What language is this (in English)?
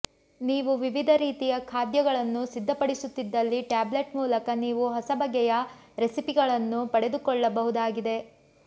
Kannada